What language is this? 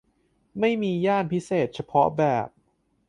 Thai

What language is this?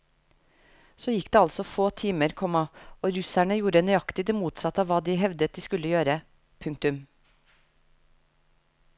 Norwegian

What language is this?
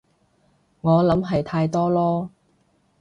Cantonese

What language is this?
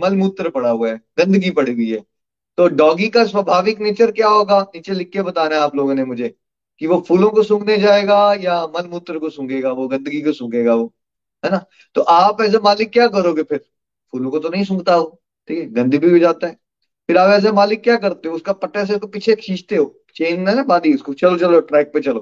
Hindi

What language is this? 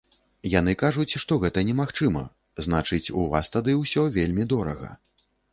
Belarusian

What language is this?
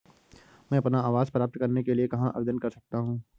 Hindi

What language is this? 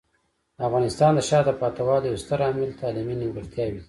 Pashto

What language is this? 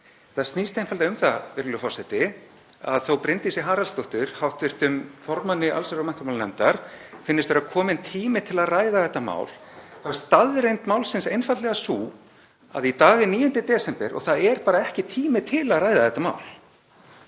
Icelandic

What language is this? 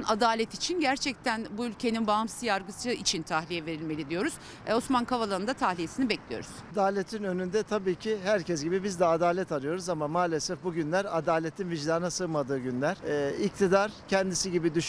Turkish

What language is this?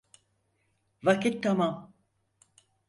Turkish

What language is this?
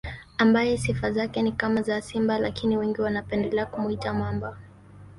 Swahili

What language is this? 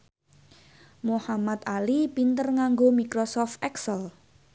Javanese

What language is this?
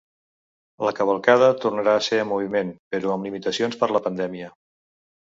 Catalan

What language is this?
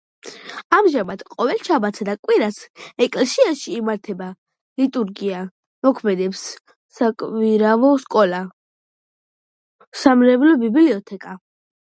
Georgian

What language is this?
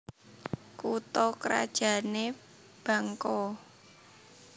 Javanese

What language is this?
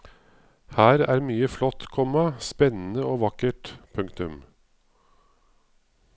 Norwegian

